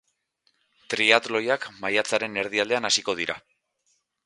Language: Basque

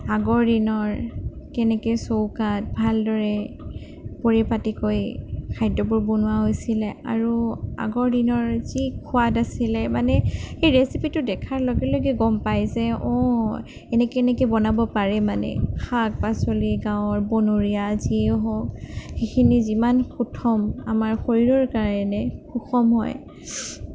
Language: Assamese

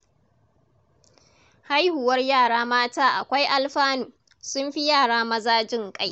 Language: Hausa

